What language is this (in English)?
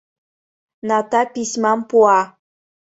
Mari